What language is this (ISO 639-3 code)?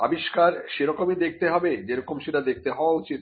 ben